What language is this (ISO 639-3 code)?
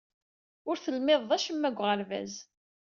kab